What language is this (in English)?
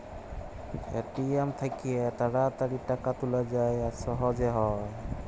Bangla